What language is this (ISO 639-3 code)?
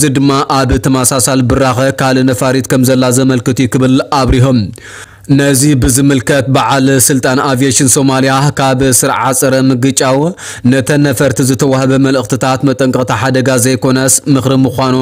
ara